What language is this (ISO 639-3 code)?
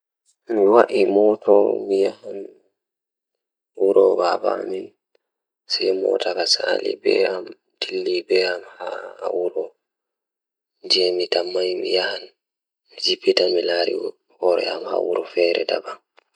ful